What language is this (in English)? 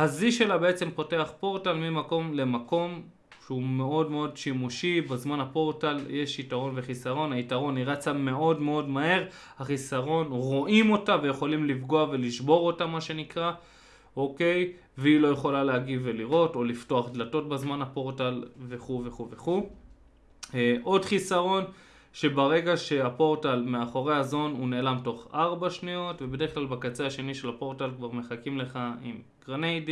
Hebrew